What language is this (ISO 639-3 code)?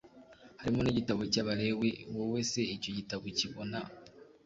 kin